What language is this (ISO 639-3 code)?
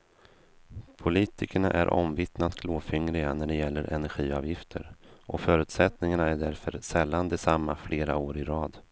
swe